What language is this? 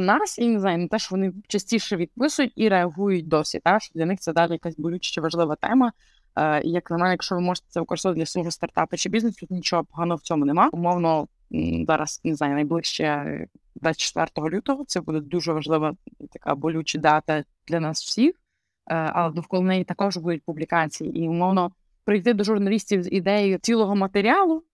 Ukrainian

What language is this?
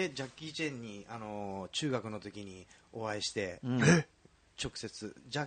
Japanese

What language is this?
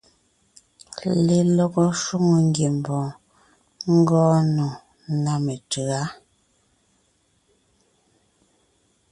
Ngiemboon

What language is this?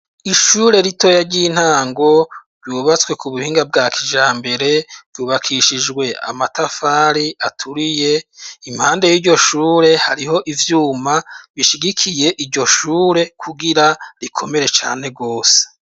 Rundi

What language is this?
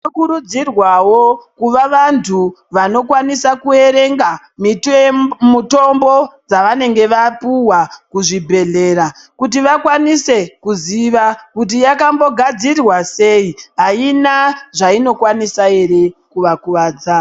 Ndau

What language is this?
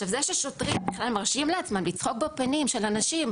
Hebrew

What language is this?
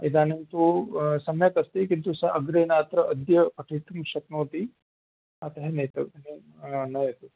Sanskrit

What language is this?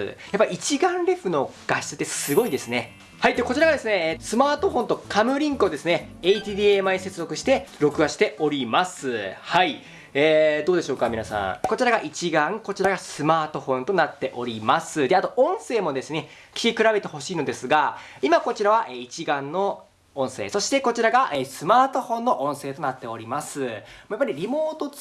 Japanese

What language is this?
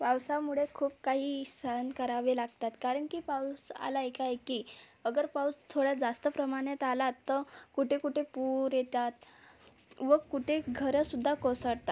Marathi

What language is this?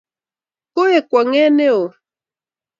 Kalenjin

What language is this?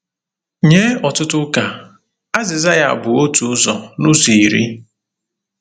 Igbo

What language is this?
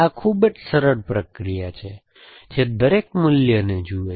Gujarati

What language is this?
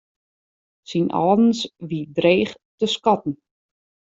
Western Frisian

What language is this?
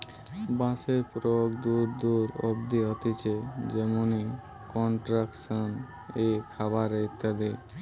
Bangla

